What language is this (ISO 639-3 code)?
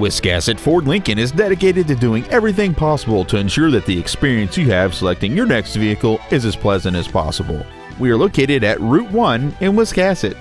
eng